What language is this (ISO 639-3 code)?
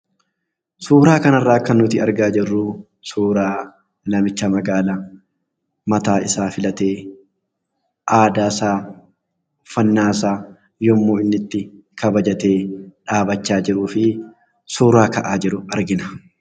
orm